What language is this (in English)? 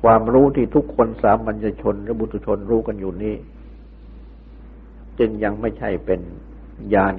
Thai